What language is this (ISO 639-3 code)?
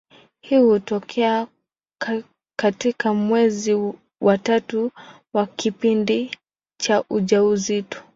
swa